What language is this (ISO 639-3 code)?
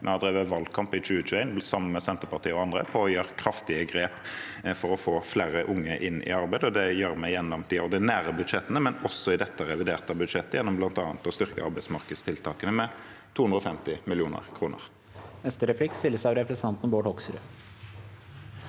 nor